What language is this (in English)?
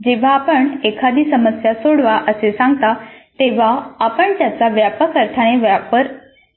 Marathi